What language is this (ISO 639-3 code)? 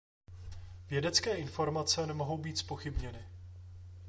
ces